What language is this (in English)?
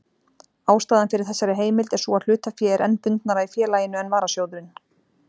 Icelandic